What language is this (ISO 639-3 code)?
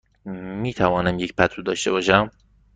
fas